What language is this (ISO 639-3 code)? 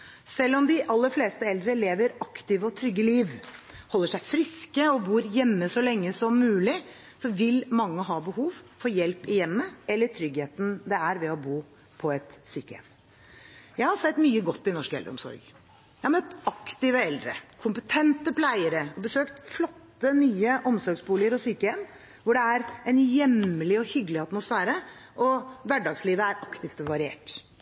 nob